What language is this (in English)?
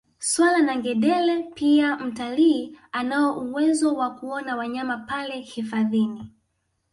Swahili